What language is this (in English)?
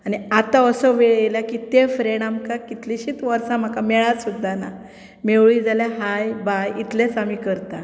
Konkani